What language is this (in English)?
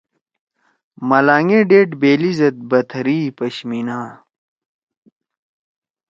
Torwali